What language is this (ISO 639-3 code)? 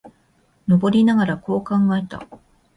jpn